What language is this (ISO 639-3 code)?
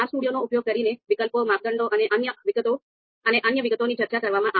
guj